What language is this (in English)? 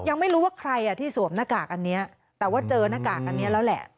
Thai